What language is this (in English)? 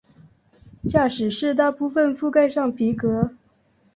Chinese